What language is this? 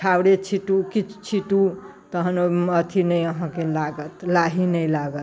Maithili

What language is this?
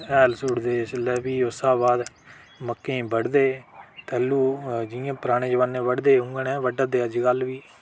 Dogri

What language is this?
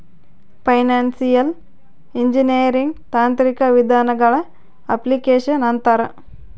Kannada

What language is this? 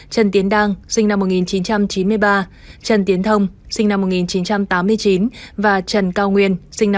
Vietnamese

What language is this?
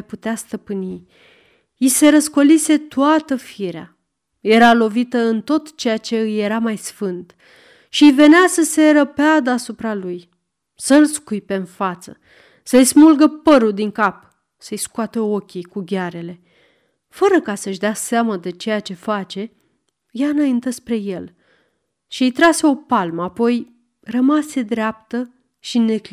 Romanian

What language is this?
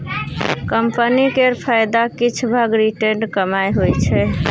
Maithili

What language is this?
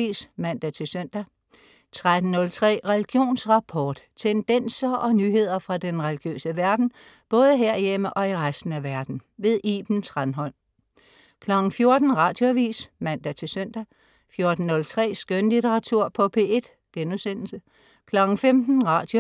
Danish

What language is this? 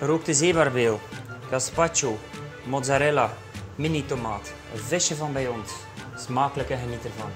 Dutch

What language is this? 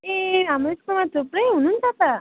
Nepali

